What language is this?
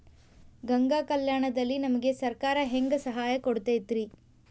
Kannada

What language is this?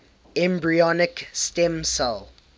English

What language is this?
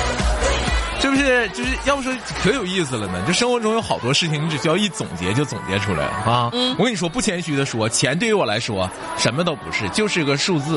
Chinese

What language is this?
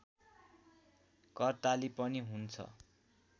Nepali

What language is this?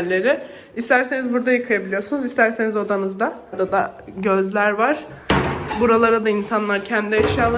Turkish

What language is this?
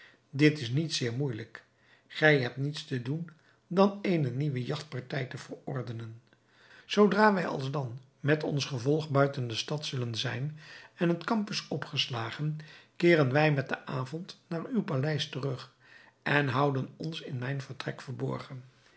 Dutch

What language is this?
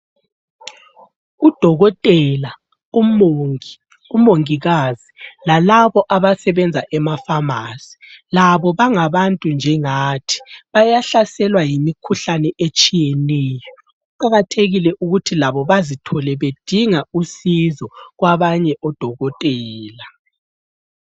North Ndebele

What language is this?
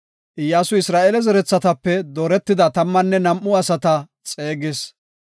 Gofa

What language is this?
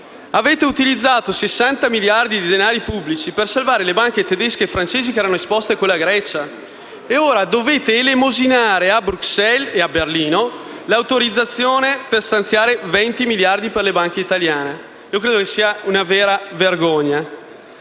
Italian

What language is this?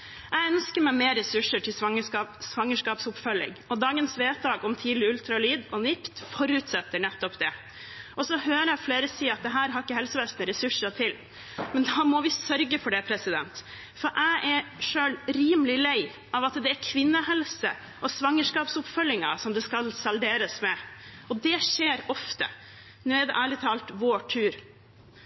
Norwegian Bokmål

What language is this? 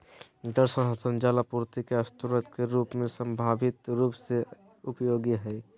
Magahi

